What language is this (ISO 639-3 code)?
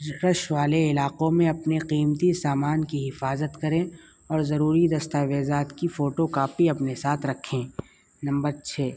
urd